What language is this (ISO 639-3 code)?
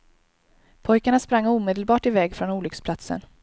swe